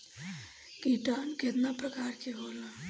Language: Bhojpuri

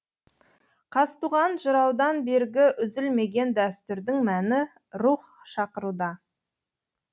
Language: Kazakh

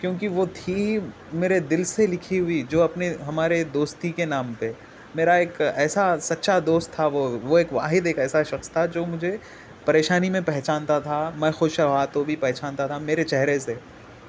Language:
Urdu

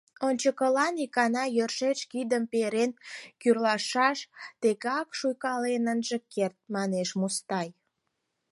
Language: Mari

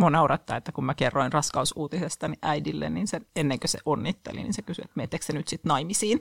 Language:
Finnish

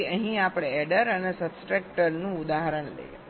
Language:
Gujarati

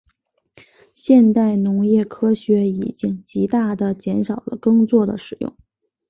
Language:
Chinese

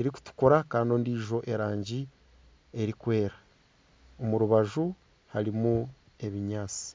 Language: Nyankole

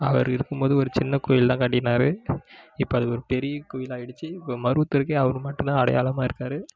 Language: Tamil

